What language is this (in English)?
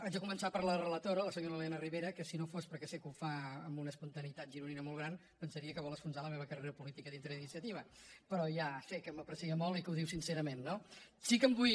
Catalan